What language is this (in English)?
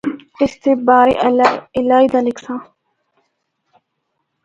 Northern Hindko